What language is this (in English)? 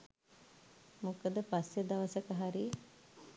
Sinhala